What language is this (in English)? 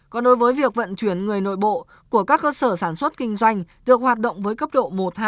Vietnamese